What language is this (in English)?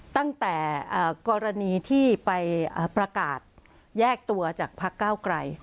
Thai